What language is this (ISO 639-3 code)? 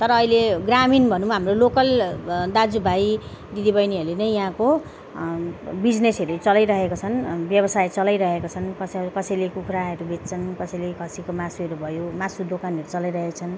nep